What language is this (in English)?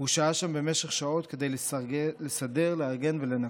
Hebrew